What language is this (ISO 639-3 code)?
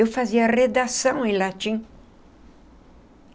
por